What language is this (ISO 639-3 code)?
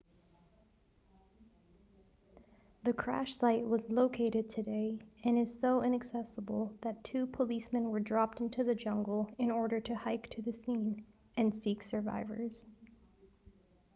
eng